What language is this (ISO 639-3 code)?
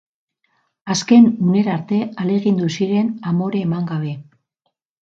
eus